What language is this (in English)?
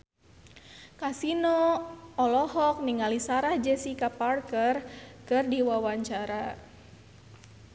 Sundanese